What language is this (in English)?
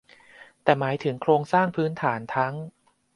Thai